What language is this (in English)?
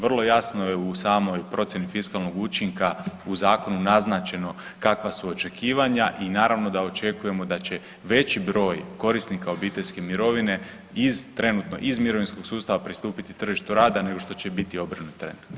Croatian